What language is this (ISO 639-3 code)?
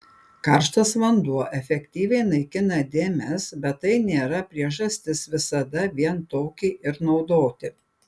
lit